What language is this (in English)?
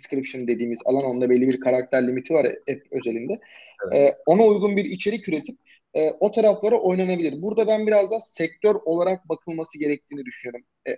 Turkish